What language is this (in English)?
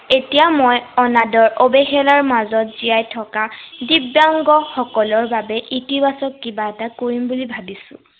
Assamese